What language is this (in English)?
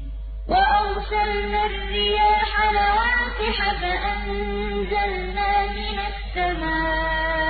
Arabic